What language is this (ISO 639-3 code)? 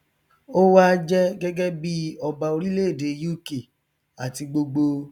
yor